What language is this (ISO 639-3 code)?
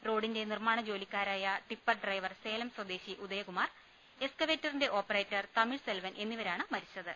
mal